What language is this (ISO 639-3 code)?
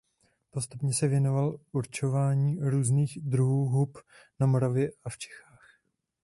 ces